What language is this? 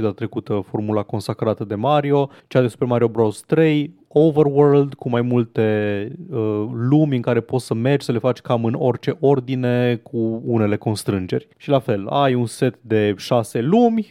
Romanian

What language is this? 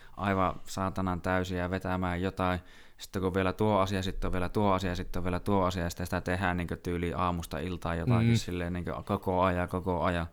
Finnish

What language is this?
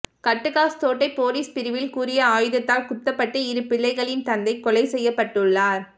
Tamil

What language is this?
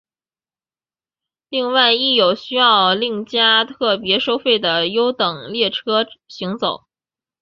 Chinese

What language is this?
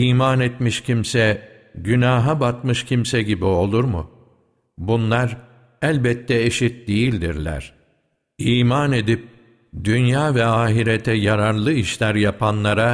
Turkish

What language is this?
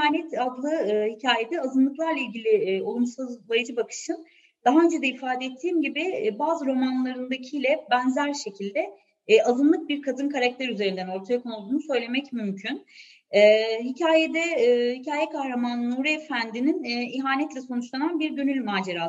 Turkish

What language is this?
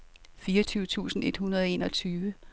Danish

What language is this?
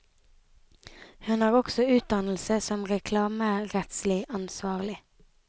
Norwegian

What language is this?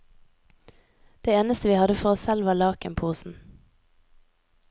Norwegian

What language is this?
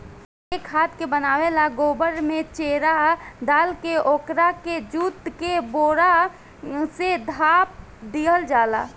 Bhojpuri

